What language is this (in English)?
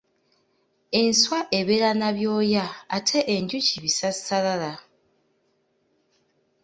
Ganda